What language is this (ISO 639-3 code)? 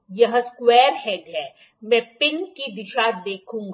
hin